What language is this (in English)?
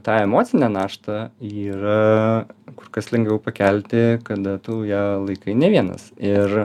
Lithuanian